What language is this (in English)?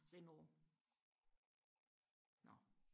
Danish